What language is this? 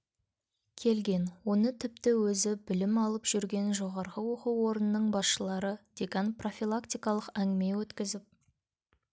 Kazakh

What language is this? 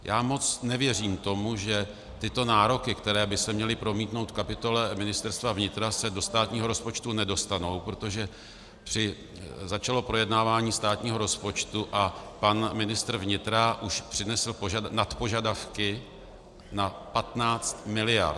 Czech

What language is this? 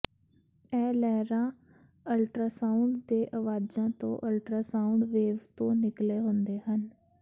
Punjabi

